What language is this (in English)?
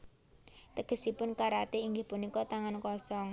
Javanese